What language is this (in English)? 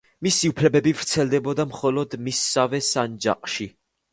Georgian